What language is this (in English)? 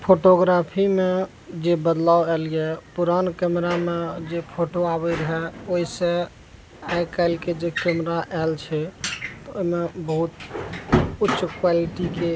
Maithili